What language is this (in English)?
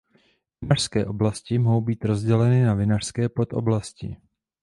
Czech